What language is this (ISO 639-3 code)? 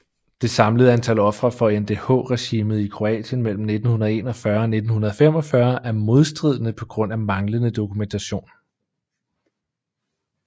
dan